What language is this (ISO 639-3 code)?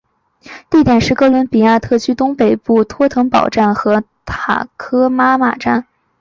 zho